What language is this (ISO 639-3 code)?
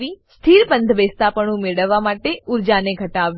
guj